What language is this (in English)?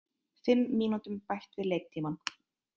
Icelandic